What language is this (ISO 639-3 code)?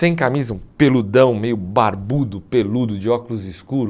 por